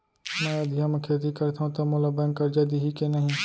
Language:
Chhattisgarhi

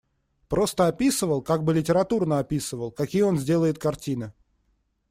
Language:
Russian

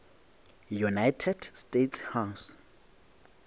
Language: Northern Sotho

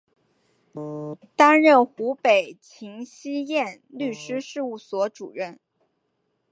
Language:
Chinese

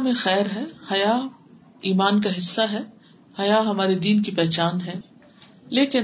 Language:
Urdu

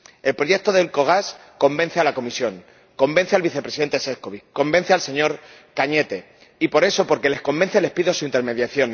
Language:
Spanish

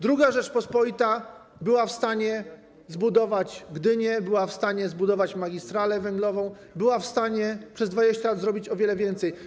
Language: Polish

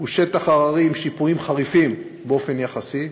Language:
Hebrew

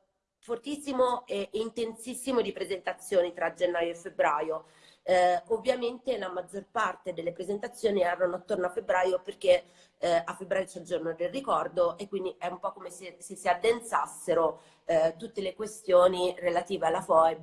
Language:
Italian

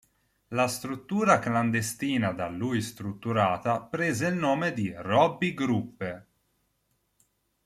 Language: Italian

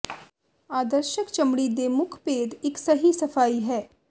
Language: Punjabi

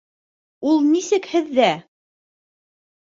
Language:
Bashkir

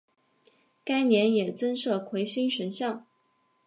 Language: Chinese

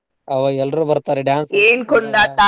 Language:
Kannada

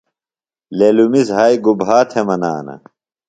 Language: Phalura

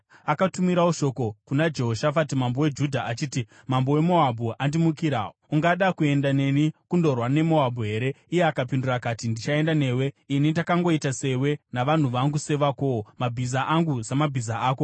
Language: Shona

